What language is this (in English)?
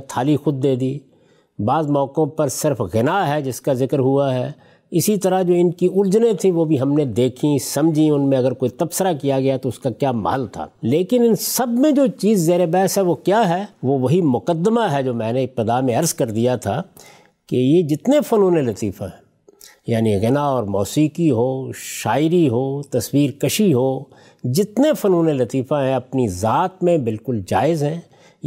Urdu